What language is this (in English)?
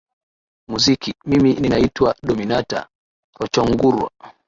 Swahili